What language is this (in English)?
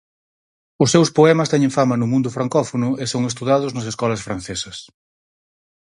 Galician